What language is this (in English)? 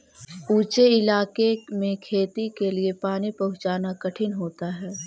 Magahi